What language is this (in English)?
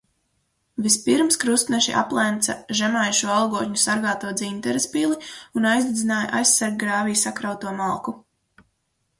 Latvian